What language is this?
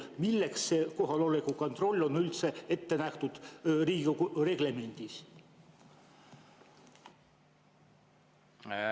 Estonian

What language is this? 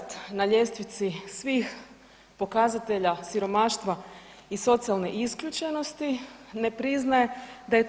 Croatian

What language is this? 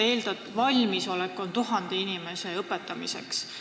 Estonian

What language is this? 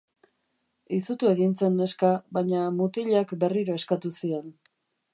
Basque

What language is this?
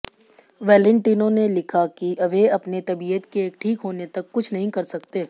Hindi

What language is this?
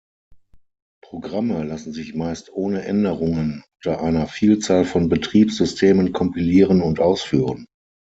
German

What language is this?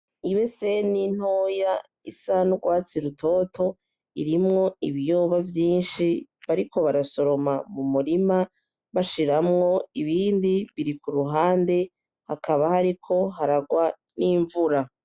Rundi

